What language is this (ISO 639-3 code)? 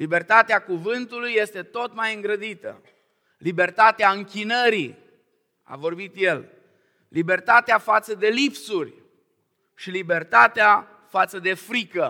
ron